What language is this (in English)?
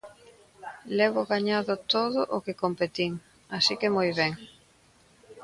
Galician